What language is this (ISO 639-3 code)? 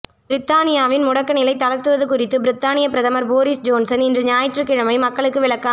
tam